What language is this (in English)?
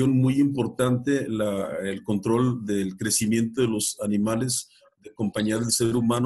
Spanish